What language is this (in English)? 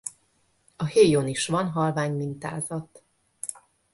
Hungarian